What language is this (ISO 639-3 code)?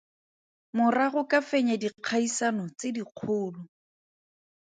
tsn